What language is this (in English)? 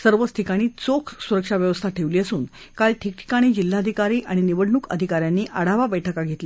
Marathi